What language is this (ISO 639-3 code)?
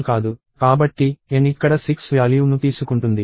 tel